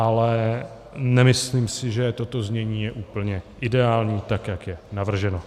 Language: Czech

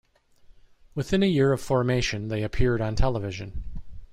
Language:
English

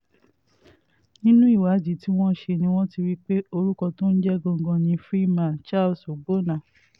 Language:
Yoruba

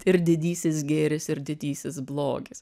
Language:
Lithuanian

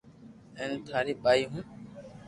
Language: Loarki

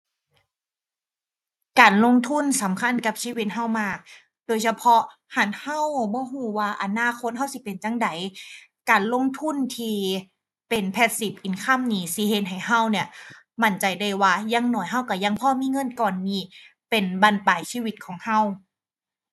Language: Thai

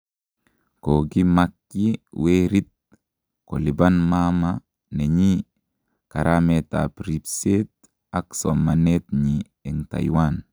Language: Kalenjin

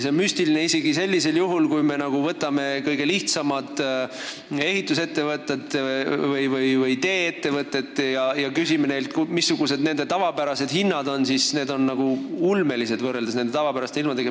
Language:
Estonian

